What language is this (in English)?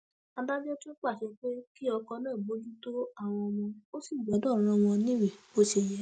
Yoruba